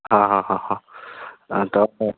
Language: Odia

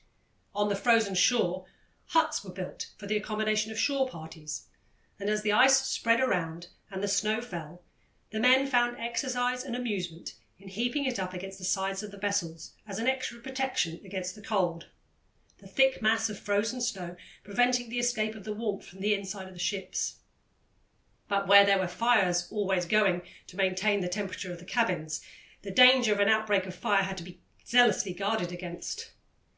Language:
English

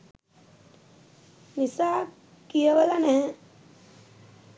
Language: Sinhala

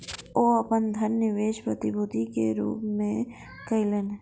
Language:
Maithili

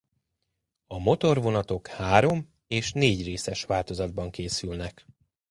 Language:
Hungarian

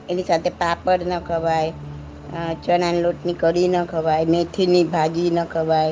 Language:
Gujarati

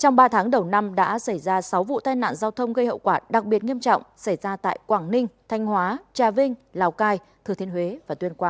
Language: Vietnamese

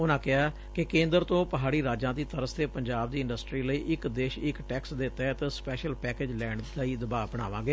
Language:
Punjabi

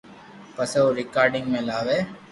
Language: Loarki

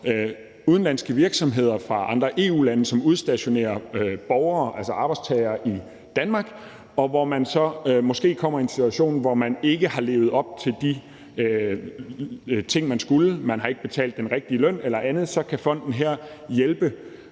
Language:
Danish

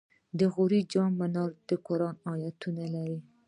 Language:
Pashto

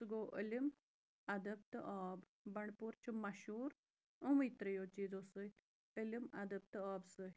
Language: Kashmiri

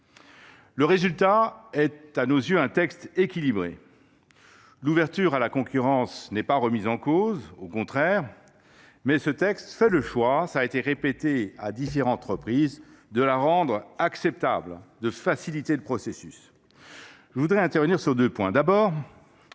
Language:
French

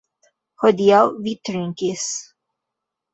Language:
Esperanto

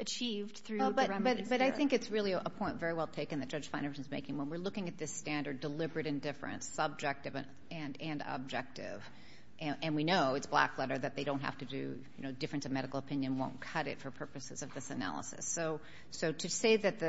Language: English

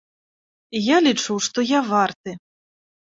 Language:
Belarusian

